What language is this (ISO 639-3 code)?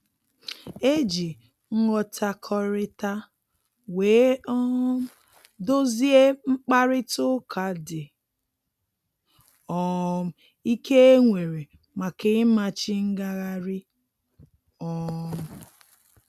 ibo